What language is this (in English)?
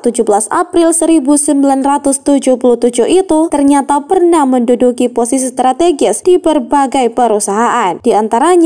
Indonesian